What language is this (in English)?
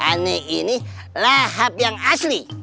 Indonesian